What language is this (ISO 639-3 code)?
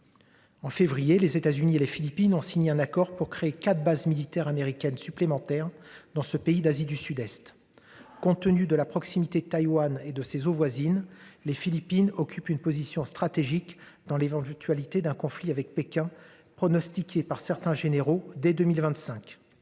fra